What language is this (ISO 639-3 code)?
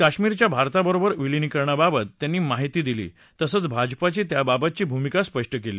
mar